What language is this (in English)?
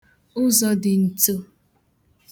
Igbo